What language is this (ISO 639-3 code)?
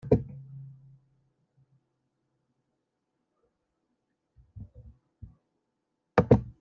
kab